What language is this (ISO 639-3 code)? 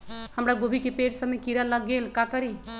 mag